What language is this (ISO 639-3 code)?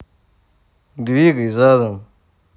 rus